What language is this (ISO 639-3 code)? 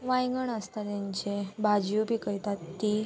kok